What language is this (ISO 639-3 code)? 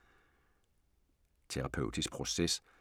dan